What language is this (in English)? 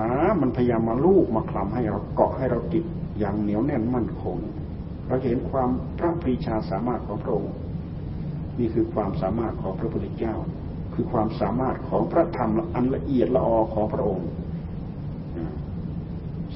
Thai